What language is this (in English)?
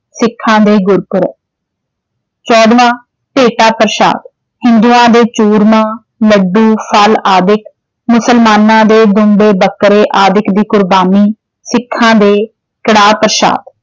Punjabi